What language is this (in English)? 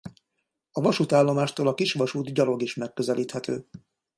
Hungarian